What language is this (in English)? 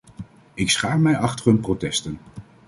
Dutch